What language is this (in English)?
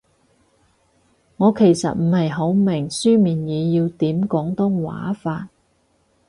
Cantonese